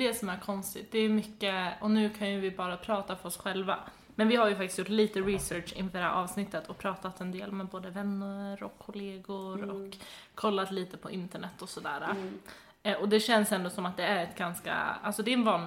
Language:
Swedish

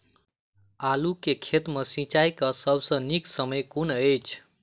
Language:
Maithili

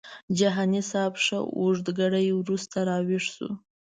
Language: Pashto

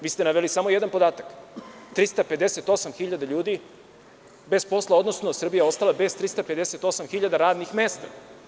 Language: Serbian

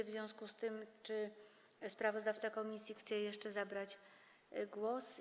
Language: Polish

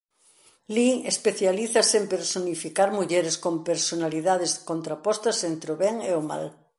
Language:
Galician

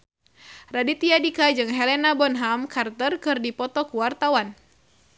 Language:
Sundanese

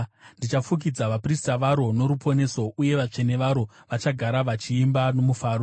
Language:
Shona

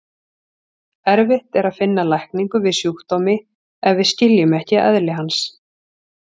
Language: Icelandic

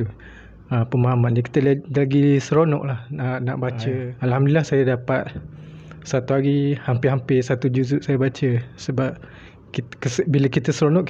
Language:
Malay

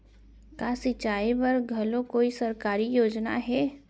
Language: Chhattisgarhi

